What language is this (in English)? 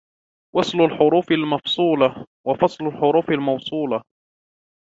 Arabic